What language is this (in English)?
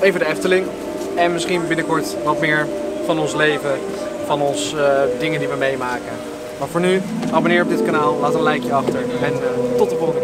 Dutch